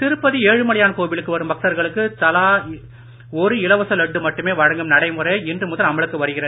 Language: Tamil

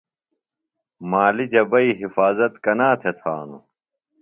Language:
Phalura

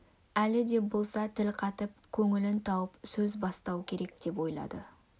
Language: Kazakh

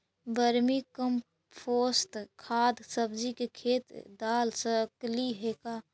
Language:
Magahi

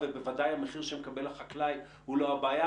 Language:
Hebrew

